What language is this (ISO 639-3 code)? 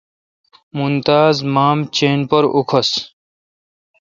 xka